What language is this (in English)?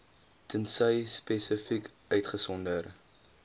Afrikaans